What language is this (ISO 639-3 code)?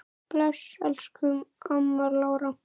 isl